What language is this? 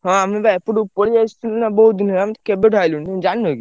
Odia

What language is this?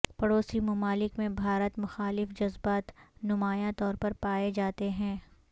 Urdu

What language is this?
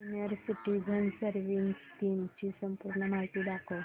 Marathi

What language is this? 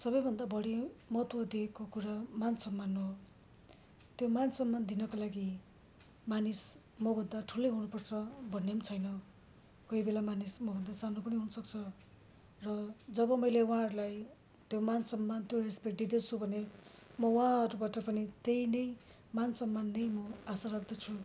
Nepali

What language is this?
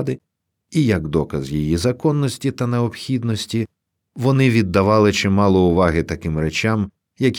Ukrainian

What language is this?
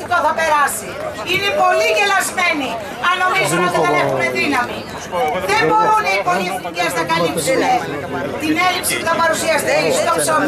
Greek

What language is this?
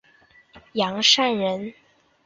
Chinese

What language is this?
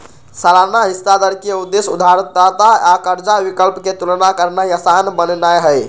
Magahi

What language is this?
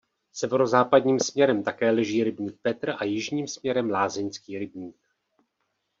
Czech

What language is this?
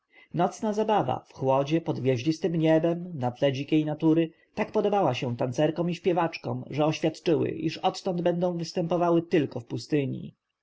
Polish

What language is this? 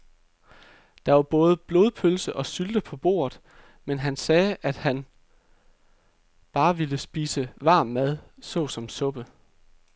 Danish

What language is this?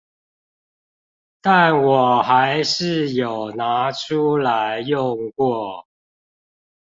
Chinese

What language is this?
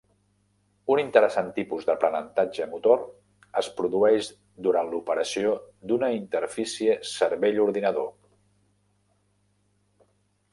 Catalan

